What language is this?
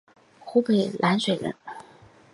Chinese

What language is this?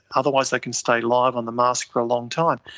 English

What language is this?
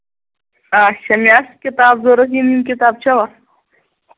Kashmiri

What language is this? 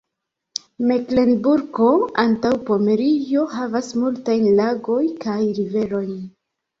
Esperanto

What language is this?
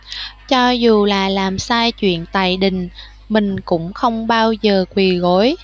Vietnamese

